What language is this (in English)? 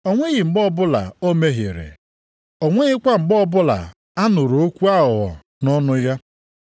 Igbo